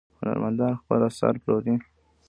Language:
Pashto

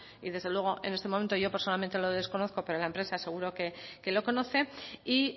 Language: Spanish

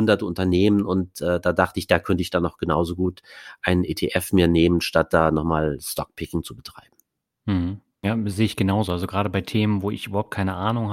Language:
German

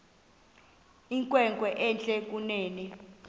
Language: Xhosa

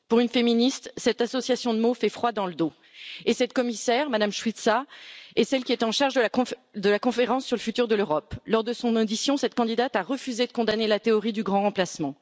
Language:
French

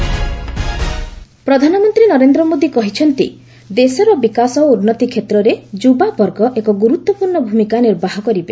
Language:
Odia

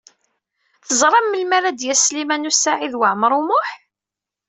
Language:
Kabyle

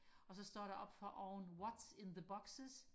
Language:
Danish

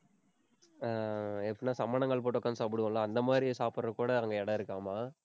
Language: Tamil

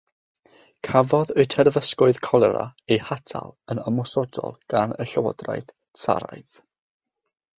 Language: Welsh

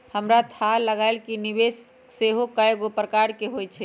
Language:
Magahi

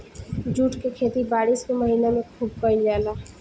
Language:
Bhojpuri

